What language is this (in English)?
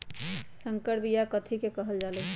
Magahi